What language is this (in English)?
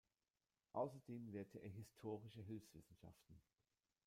German